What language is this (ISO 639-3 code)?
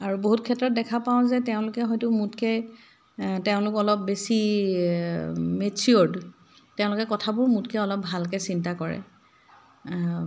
asm